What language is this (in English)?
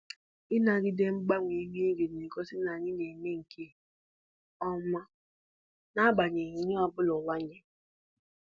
Igbo